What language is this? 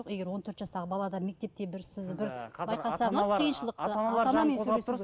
Kazakh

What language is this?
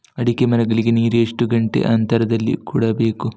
Kannada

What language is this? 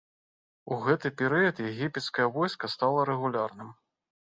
Belarusian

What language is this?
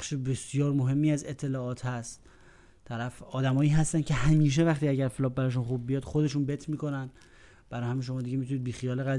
Persian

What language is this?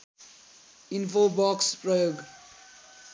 Nepali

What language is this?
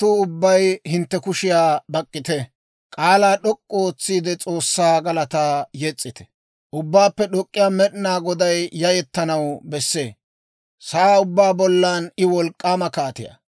Dawro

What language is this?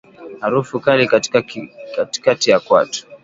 Swahili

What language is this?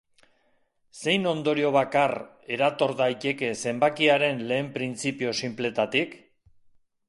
Basque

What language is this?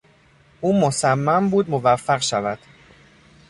Persian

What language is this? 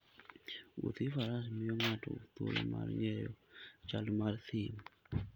Luo (Kenya and Tanzania)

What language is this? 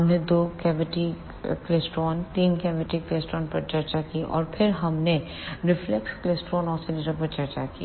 Hindi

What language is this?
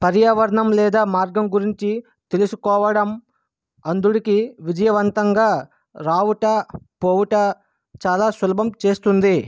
Telugu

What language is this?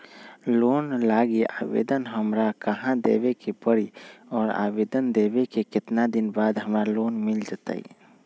Magahi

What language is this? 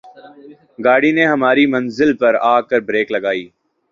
Urdu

